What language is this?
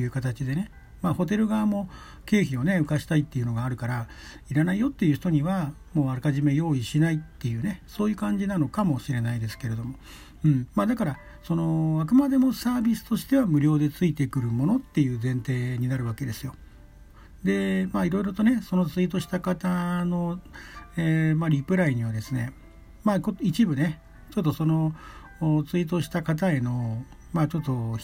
Japanese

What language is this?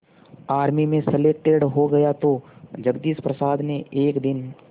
Hindi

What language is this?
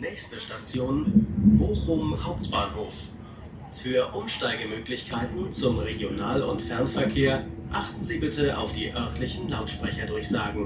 German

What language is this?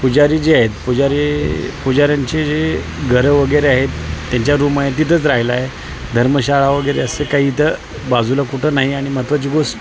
Marathi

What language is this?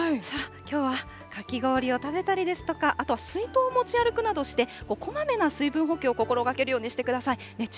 Japanese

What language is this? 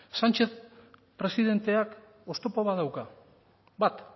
Basque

